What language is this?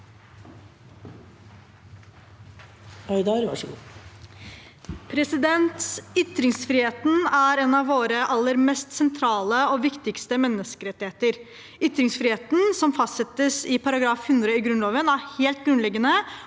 Norwegian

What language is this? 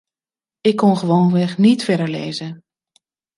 Dutch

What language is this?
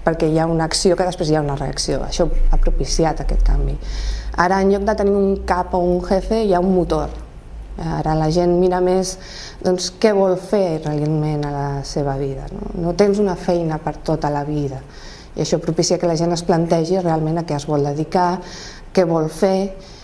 Catalan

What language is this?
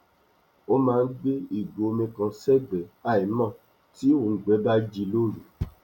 Yoruba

